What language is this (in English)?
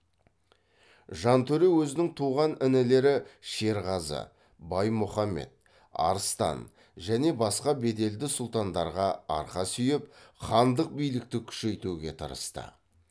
Kazakh